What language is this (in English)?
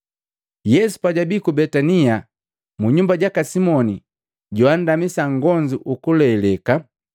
Matengo